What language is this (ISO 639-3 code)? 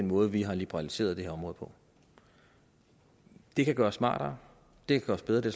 dan